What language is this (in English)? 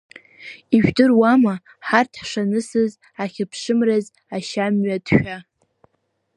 Abkhazian